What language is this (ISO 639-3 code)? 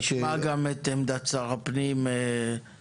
heb